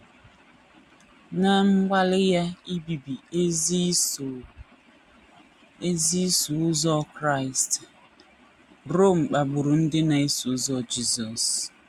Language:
Igbo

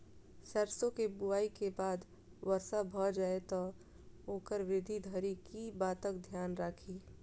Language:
Maithili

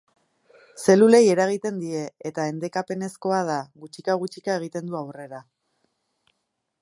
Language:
Basque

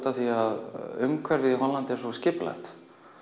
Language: Icelandic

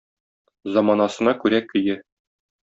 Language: Tatar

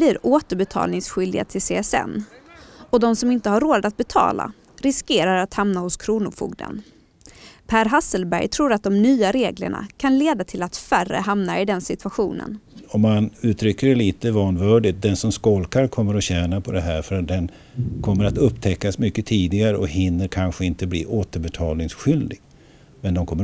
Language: Swedish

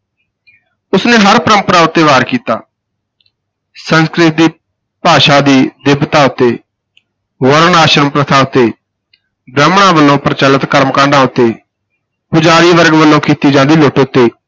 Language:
Punjabi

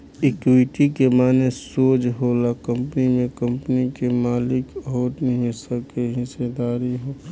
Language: Bhojpuri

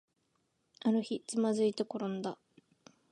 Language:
Japanese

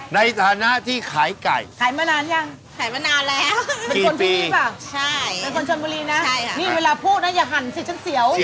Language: Thai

